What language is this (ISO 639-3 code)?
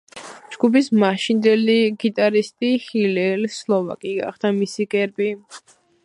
kat